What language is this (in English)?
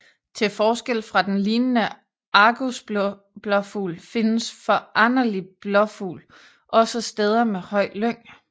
Danish